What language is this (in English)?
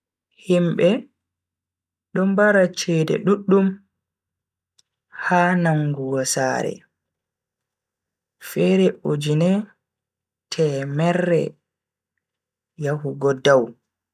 Bagirmi Fulfulde